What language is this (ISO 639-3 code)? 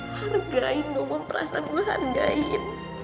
ind